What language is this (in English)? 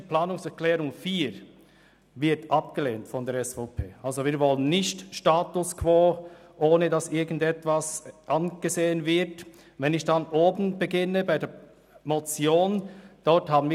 Swiss German